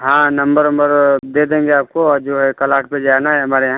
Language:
Hindi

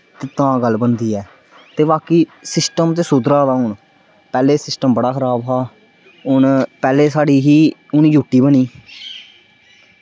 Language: Dogri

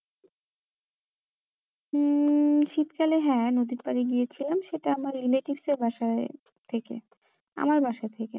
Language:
Bangla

